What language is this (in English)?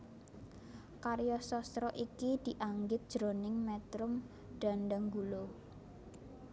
Javanese